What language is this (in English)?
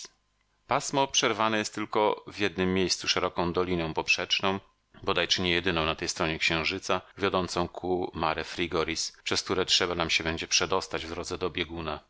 Polish